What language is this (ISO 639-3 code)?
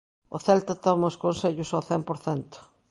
glg